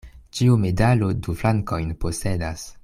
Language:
Esperanto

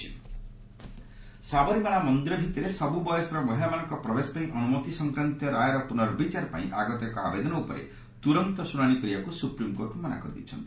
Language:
Odia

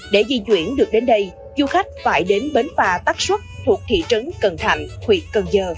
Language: Vietnamese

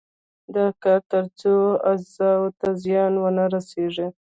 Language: Pashto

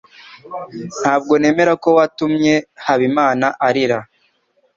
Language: Kinyarwanda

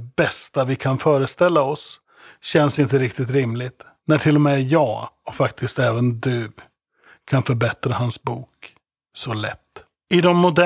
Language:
Swedish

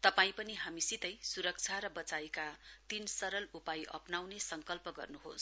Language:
Nepali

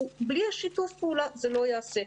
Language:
Hebrew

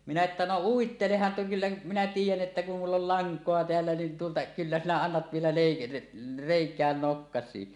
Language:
Finnish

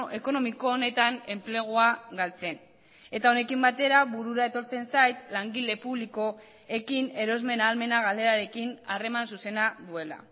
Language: Basque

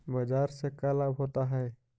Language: Magahi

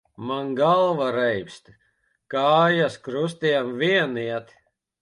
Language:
Latvian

